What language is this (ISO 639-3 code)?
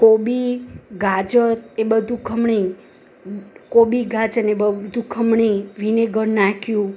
guj